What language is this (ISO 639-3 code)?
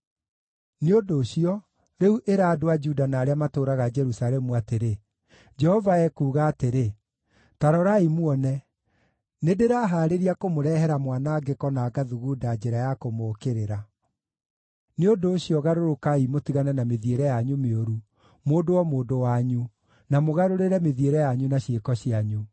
kik